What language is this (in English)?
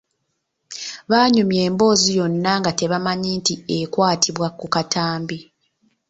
Ganda